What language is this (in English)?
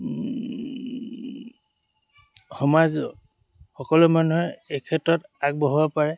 Assamese